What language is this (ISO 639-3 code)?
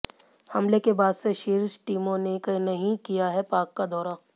hin